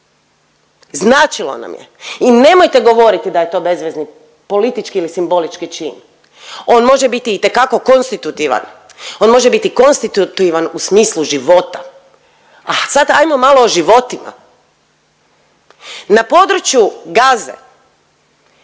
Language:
Croatian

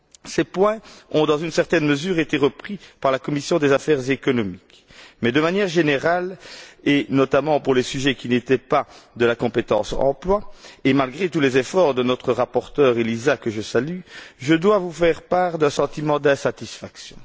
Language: French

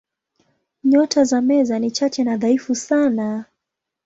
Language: Swahili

